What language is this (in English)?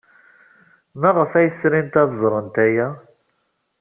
Kabyle